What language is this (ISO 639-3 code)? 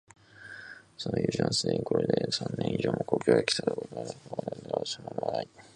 jpn